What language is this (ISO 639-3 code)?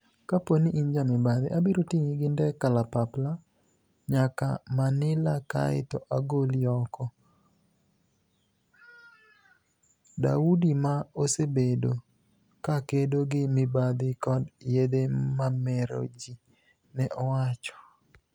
luo